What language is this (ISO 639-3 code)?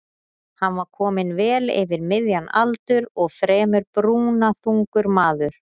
isl